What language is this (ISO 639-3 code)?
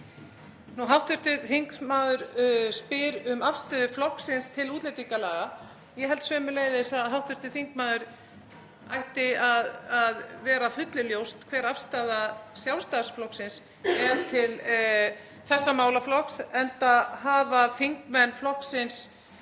isl